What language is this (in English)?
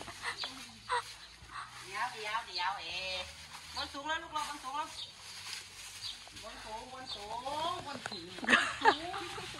Thai